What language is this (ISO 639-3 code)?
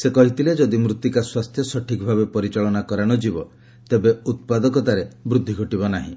ori